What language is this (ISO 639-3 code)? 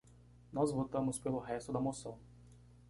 por